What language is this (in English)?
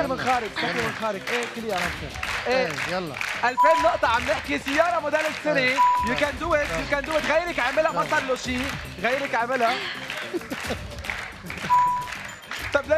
Arabic